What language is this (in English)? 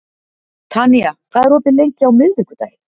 Icelandic